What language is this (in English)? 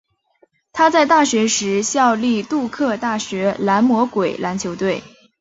Chinese